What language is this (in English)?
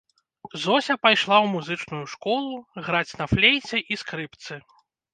Belarusian